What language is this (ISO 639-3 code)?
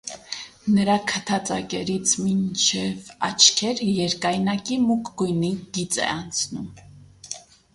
hye